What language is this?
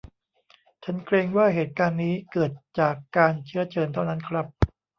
Thai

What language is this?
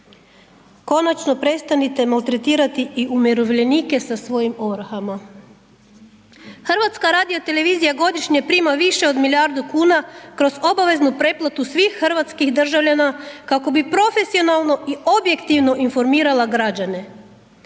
Croatian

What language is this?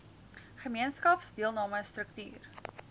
Afrikaans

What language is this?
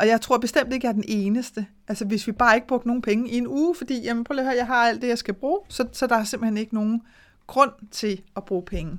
Danish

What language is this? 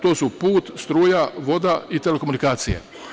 Serbian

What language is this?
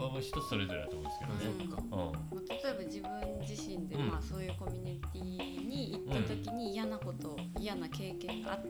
Japanese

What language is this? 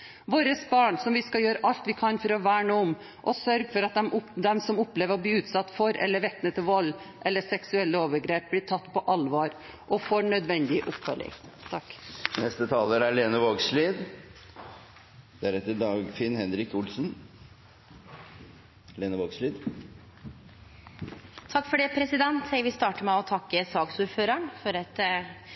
Norwegian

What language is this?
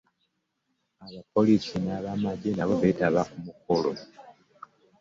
Ganda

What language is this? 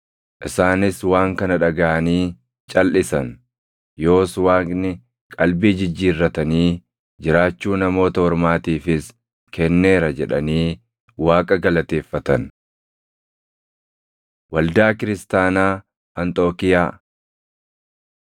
Oromo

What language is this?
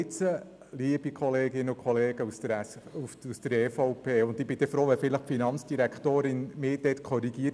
Swiss German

